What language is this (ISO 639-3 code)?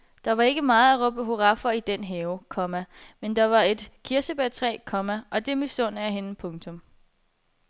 dan